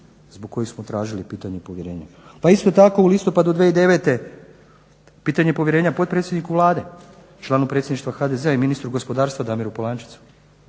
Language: Croatian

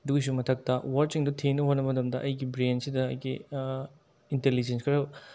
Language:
Manipuri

